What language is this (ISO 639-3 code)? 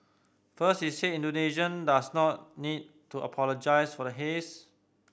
eng